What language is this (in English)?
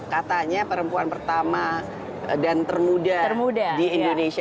Indonesian